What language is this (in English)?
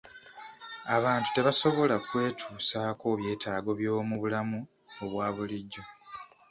Ganda